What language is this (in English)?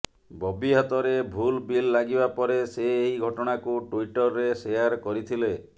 Odia